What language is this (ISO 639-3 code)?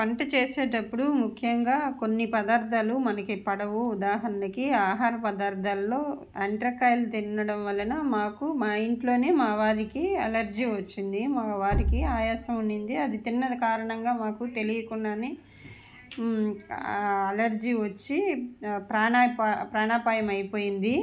tel